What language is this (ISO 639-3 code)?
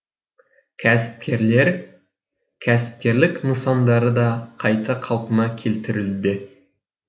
kaz